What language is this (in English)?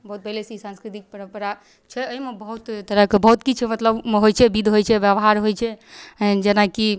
Maithili